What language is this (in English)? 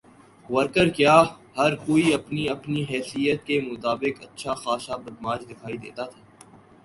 Urdu